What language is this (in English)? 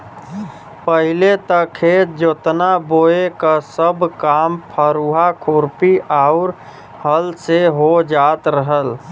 Bhojpuri